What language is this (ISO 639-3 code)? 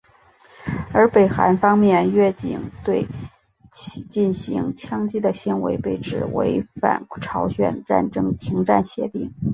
zho